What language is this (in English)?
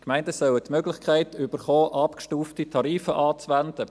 Swiss German